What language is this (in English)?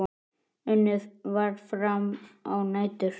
Icelandic